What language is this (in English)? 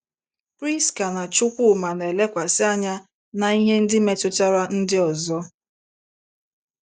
Igbo